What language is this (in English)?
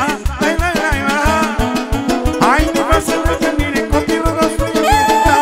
Romanian